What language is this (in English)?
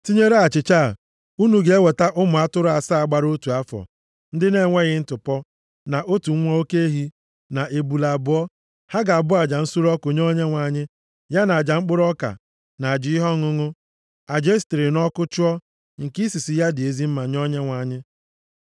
Igbo